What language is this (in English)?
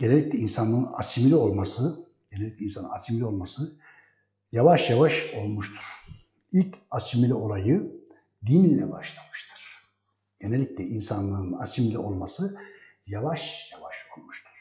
Turkish